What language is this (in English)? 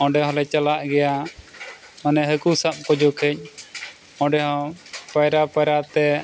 Santali